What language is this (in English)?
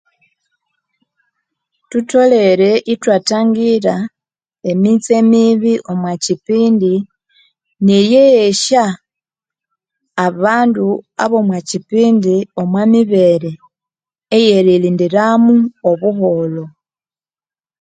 Konzo